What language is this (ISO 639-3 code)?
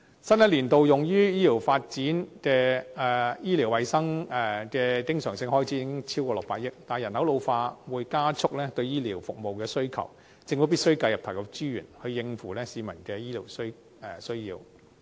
yue